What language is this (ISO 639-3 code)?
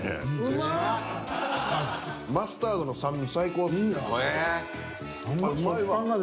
jpn